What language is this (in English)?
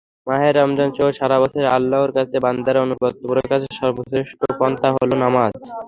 Bangla